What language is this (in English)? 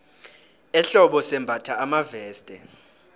South Ndebele